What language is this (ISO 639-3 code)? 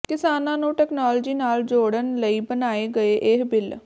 pan